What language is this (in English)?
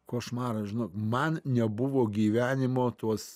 Lithuanian